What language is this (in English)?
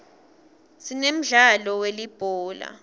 Swati